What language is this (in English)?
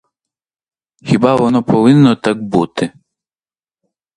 Ukrainian